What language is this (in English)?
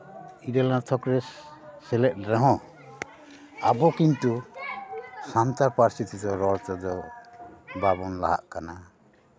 Santali